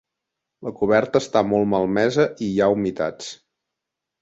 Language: Catalan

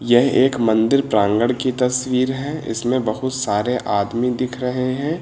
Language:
Hindi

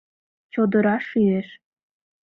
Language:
Mari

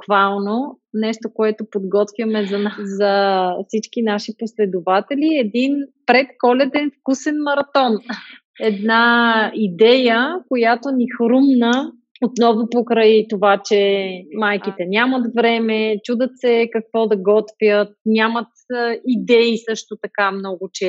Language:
Bulgarian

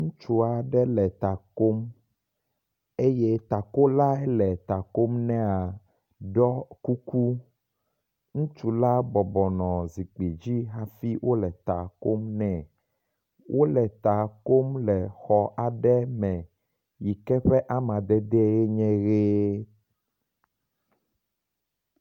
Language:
Ewe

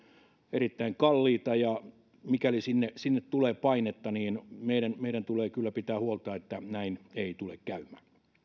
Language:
Finnish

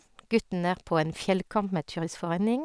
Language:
Norwegian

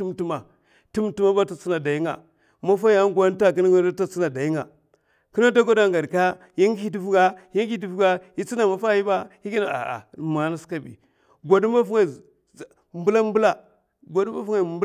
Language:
Mafa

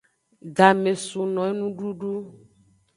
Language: Aja (Benin)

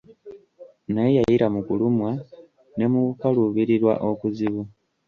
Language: Ganda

